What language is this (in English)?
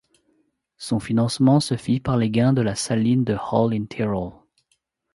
French